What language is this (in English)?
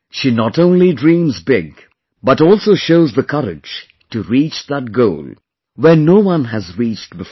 English